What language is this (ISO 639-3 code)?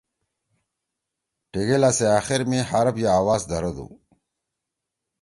trw